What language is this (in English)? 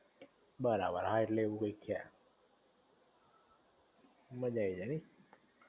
Gujarati